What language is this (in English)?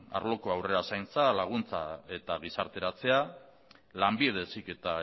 Basque